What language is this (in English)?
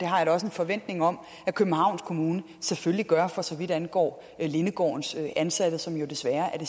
Danish